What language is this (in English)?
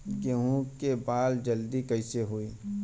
Bhojpuri